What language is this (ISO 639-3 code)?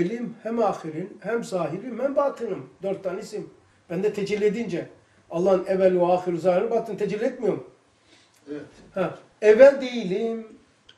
tur